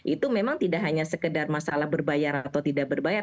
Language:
Indonesian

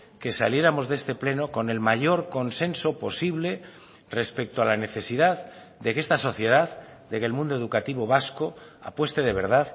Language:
Spanish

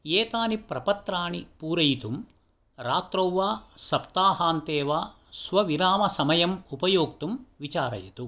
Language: Sanskrit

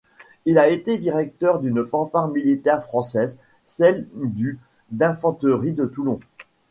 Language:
French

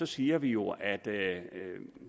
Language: Danish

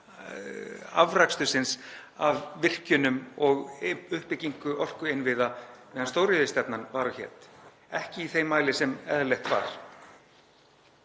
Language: Icelandic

